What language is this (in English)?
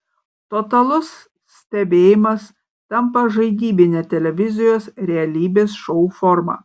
Lithuanian